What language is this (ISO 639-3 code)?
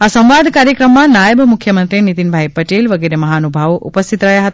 guj